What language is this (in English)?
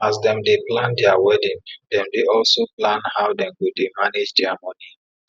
Nigerian Pidgin